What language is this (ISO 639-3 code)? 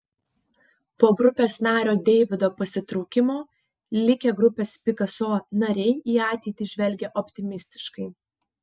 lit